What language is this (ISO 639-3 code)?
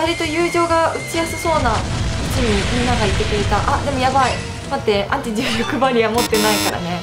jpn